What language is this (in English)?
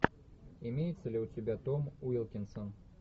Russian